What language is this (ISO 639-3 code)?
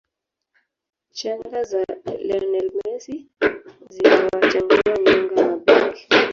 swa